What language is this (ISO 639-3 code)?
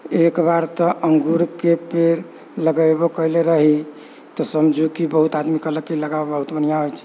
mai